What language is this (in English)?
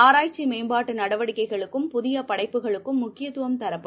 Tamil